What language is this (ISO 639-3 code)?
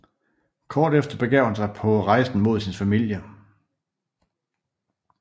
dan